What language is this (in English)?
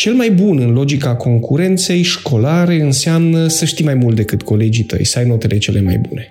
Romanian